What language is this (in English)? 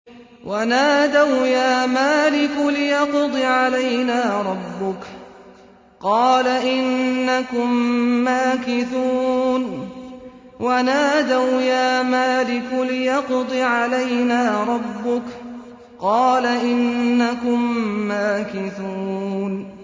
Arabic